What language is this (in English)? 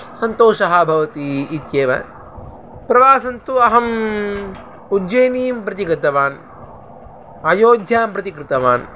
Sanskrit